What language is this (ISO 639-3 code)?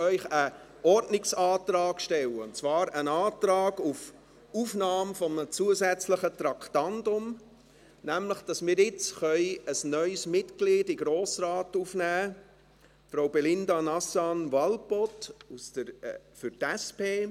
gsw